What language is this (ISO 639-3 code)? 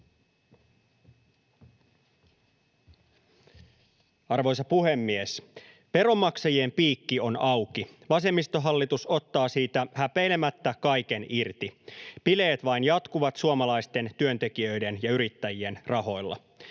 fin